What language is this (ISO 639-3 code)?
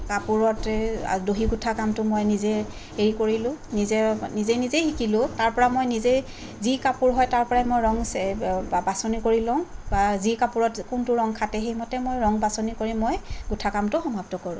asm